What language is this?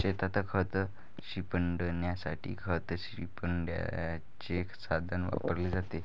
Marathi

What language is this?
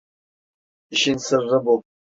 Turkish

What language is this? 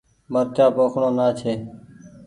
Goaria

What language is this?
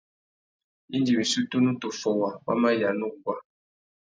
Tuki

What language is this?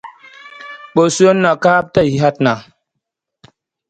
Masana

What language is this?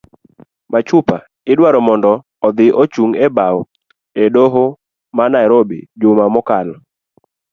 Luo (Kenya and Tanzania)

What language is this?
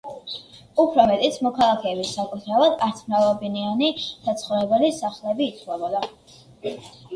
Georgian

